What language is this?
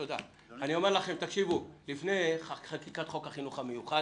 Hebrew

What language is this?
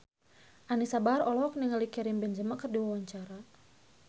Sundanese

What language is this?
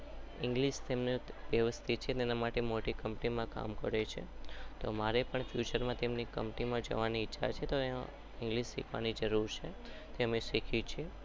Gujarati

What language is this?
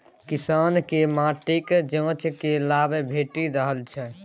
Maithili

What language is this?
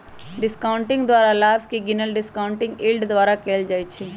Magahi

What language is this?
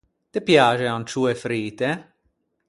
Ligurian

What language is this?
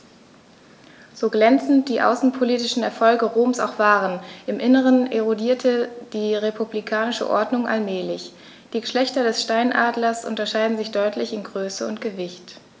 German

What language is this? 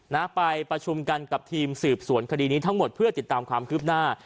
Thai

